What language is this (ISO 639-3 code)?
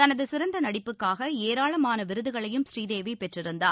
tam